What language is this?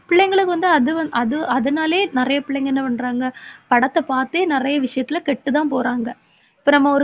Tamil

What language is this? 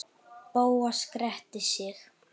Icelandic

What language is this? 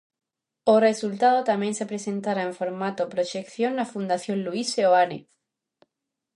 Galician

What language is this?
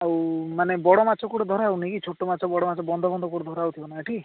Odia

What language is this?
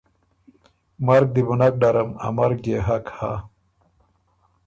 Ormuri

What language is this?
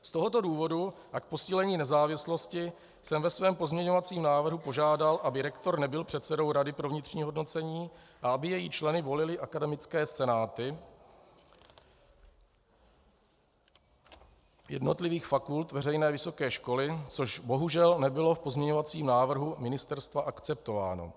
Czech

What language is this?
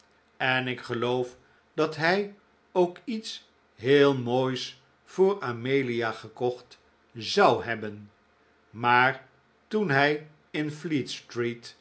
Dutch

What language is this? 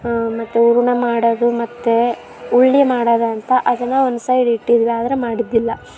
Kannada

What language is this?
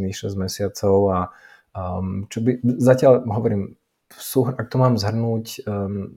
Slovak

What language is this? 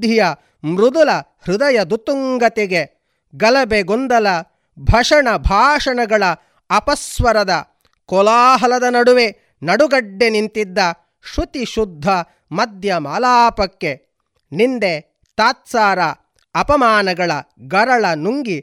Kannada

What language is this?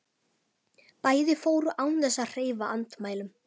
Icelandic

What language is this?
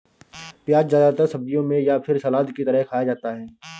Hindi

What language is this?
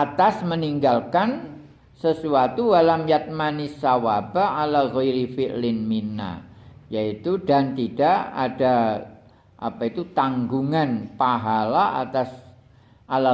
Indonesian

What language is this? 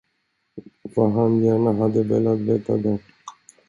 Swedish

